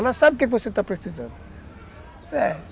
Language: Portuguese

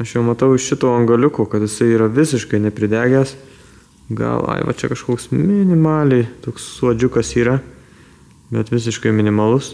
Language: Lithuanian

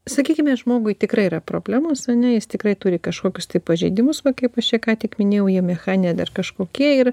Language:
Lithuanian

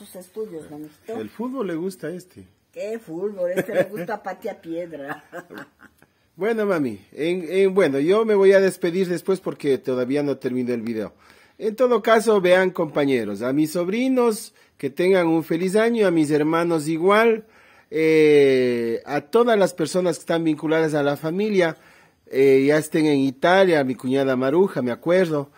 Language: Spanish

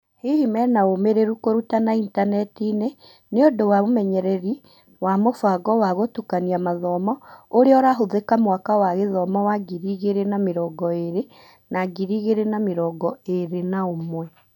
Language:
Kikuyu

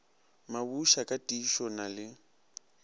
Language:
Northern Sotho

